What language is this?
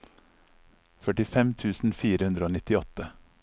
Norwegian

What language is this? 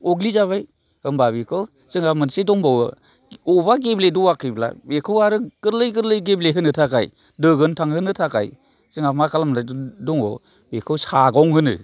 Bodo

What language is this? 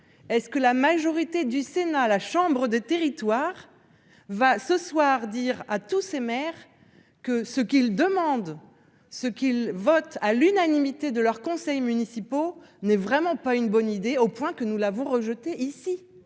French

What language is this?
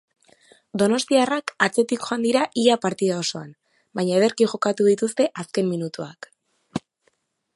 Basque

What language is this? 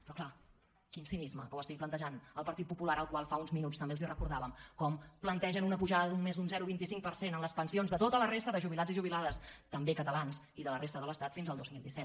Catalan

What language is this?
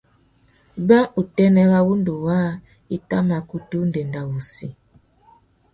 Tuki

